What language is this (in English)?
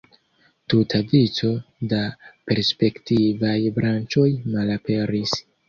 Esperanto